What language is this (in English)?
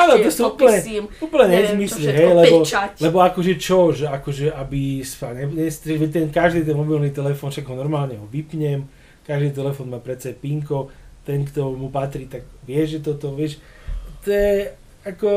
Slovak